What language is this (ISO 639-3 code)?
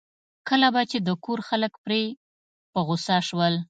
pus